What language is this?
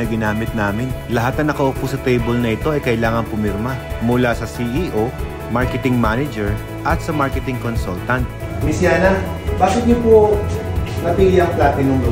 Filipino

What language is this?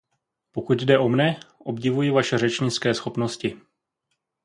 Czech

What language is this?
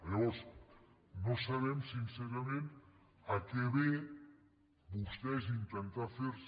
Catalan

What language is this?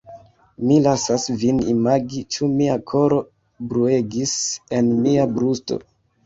Esperanto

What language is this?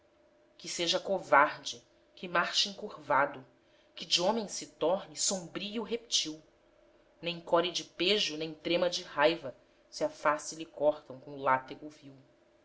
Portuguese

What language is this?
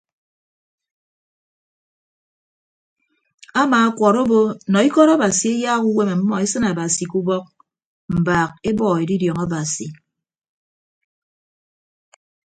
Ibibio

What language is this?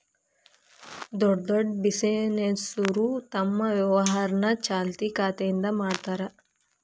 Kannada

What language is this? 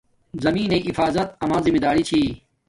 Domaaki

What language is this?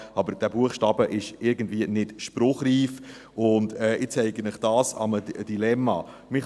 Swiss German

